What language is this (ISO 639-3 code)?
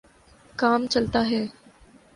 urd